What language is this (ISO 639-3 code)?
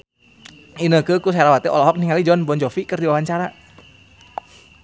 sun